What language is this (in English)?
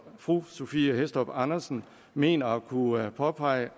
Danish